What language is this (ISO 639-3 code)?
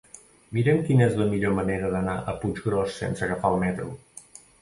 cat